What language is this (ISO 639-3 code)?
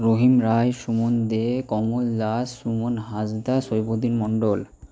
ben